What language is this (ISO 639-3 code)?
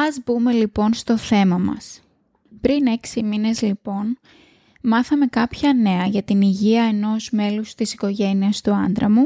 ell